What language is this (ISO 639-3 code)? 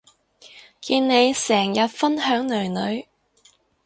yue